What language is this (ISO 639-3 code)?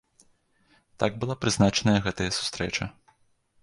bel